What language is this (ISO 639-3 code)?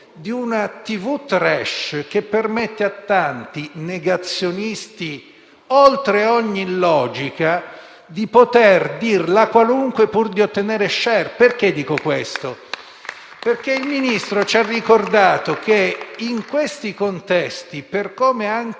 ita